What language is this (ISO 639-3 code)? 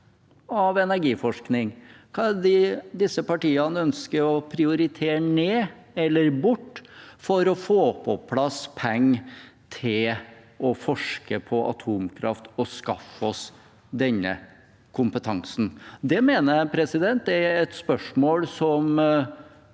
nor